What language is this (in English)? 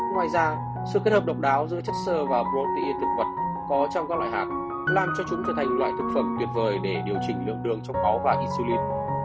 Vietnamese